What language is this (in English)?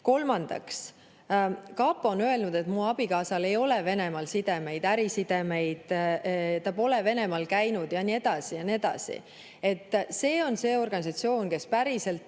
Estonian